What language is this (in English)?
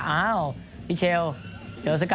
Thai